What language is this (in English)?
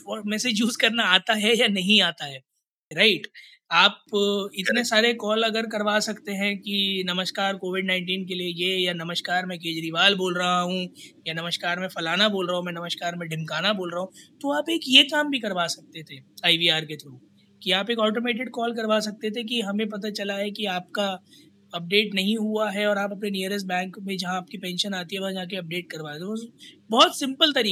Hindi